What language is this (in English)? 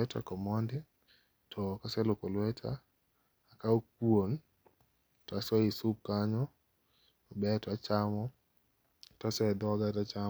Luo (Kenya and Tanzania)